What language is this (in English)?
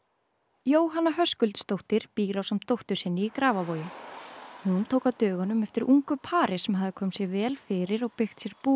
Icelandic